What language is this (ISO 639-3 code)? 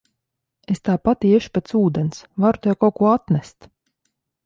lav